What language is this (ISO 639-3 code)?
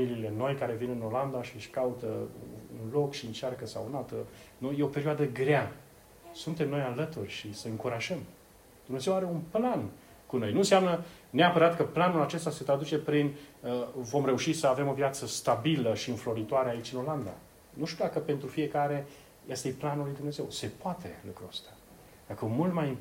ron